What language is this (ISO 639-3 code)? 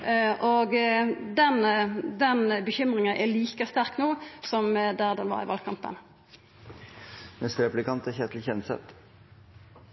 nno